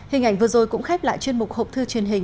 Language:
Vietnamese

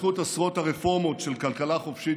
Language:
Hebrew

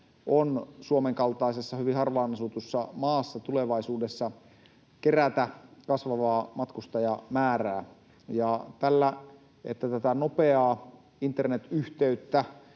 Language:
Finnish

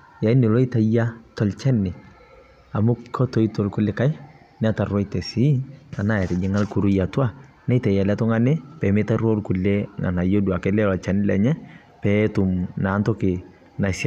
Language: Masai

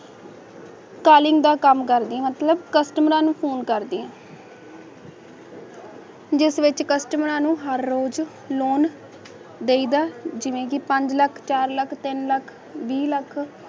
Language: Punjabi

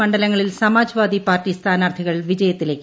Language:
Malayalam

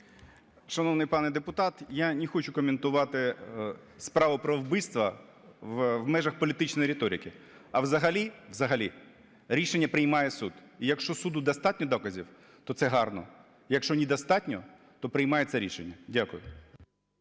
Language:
Ukrainian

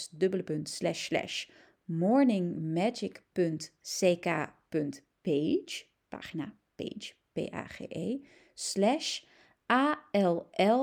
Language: Dutch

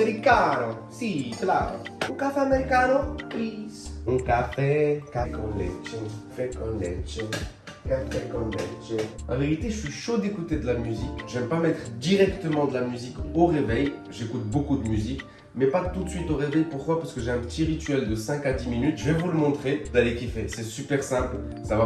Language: French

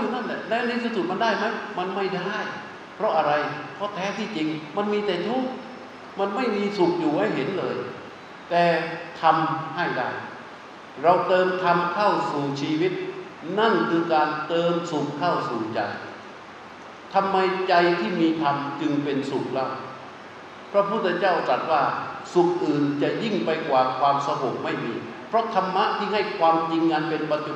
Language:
Thai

